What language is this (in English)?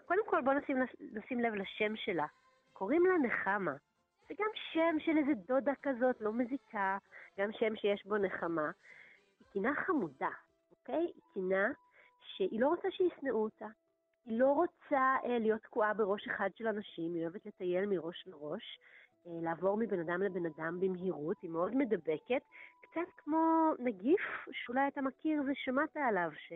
Hebrew